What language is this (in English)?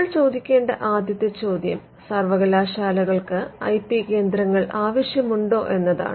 Malayalam